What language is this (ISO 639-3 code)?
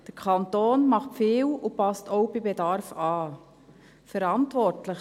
gsw